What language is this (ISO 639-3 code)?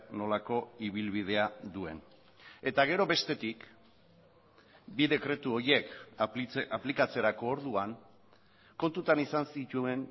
eus